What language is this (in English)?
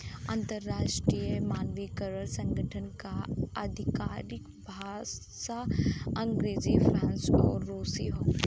Bhojpuri